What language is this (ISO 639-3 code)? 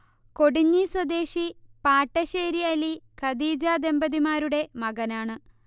mal